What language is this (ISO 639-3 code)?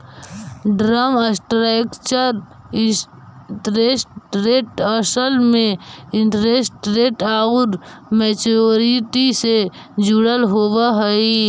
mag